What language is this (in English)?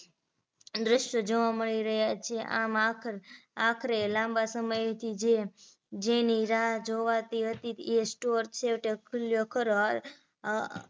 Gujarati